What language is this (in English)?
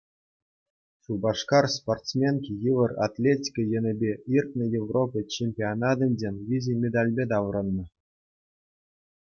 Chuvash